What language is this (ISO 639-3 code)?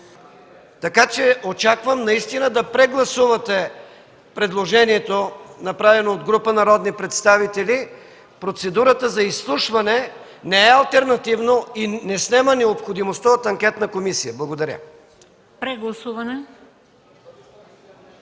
bul